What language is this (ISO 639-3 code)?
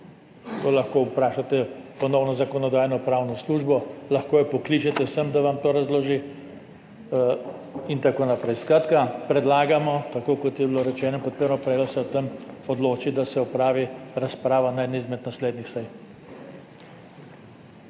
slv